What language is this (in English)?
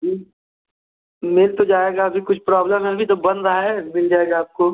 Hindi